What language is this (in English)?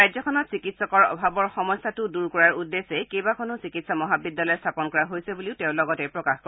Assamese